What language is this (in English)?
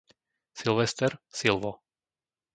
Slovak